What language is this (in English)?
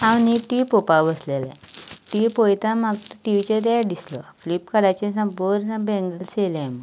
Konkani